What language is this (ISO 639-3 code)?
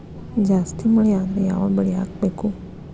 kan